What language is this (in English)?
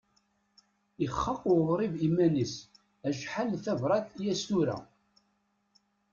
Kabyle